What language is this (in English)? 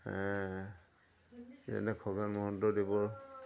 Assamese